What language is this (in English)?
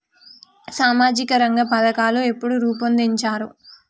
Telugu